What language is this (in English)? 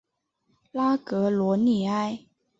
Chinese